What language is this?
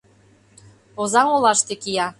Mari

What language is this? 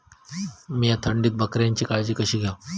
Marathi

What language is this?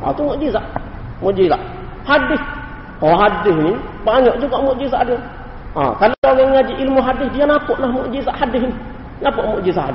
Malay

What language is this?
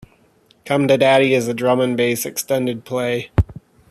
English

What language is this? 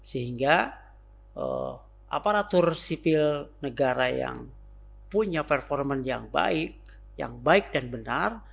Indonesian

